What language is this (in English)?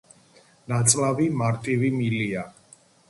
Georgian